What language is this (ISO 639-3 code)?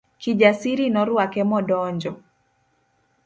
luo